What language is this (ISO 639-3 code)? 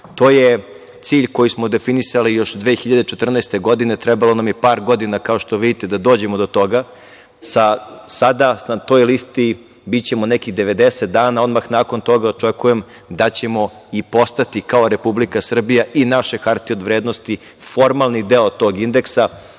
srp